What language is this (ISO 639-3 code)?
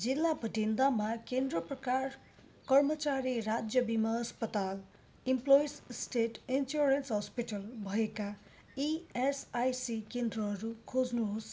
nep